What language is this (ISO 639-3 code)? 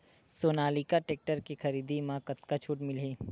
hne